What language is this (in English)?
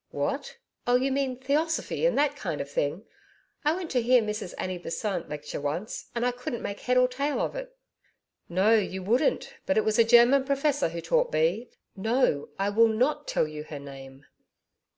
English